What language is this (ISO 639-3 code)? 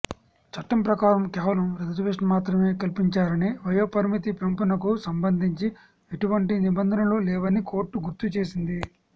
tel